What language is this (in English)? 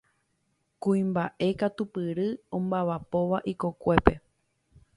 Guarani